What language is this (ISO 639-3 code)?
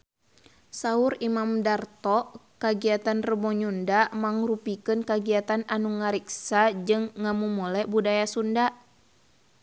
sun